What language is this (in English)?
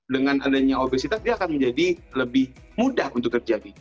Indonesian